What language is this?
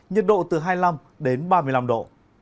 Vietnamese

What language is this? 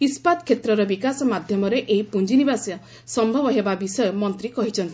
Odia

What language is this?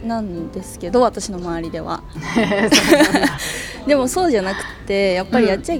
Japanese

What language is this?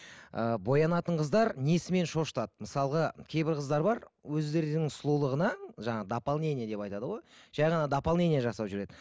Kazakh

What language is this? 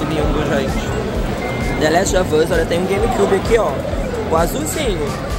Portuguese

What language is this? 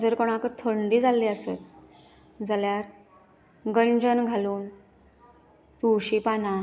Konkani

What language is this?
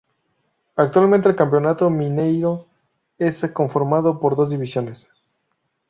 Spanish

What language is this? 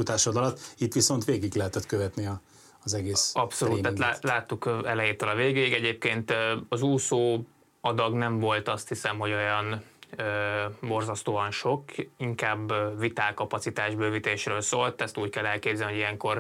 Hungarian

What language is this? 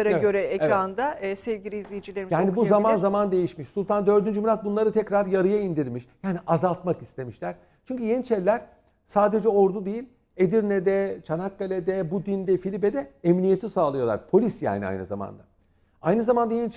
Turkish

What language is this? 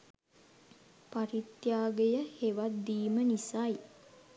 Sinhala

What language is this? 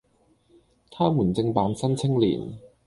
Cantonese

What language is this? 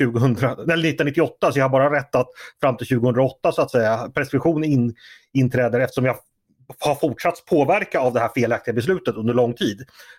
Swedish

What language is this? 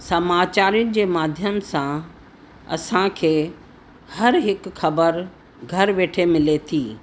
Sindhi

